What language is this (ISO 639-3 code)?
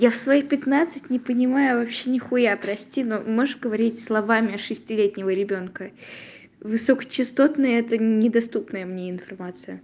rus